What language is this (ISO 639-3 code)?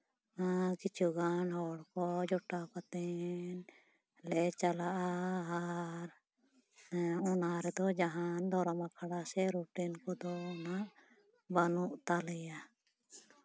sat